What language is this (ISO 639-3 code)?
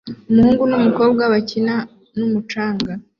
kin